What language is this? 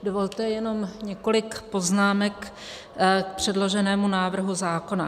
Czech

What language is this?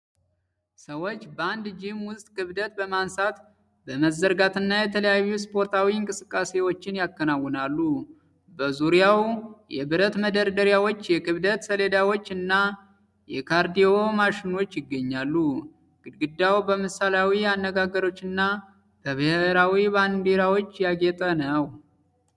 Amharic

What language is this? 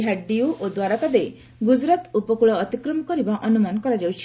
Odia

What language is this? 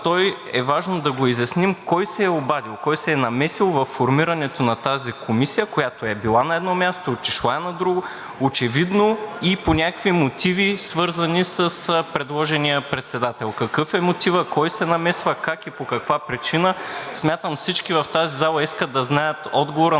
Bulgarian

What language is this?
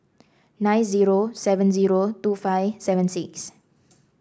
English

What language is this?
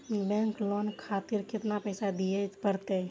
Maithili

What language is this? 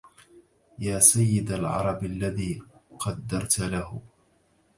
Arabic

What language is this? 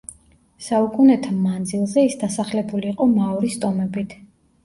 Georgian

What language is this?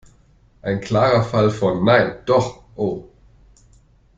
German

